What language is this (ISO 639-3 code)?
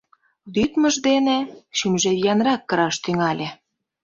chm